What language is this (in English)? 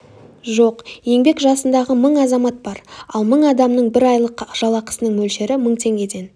Kazakh